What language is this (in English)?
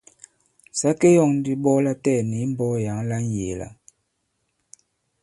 Bankon